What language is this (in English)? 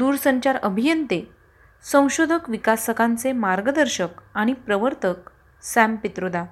Marathi